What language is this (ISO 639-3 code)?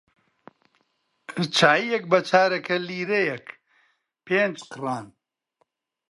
ckb